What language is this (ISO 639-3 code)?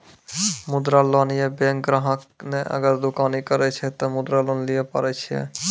mai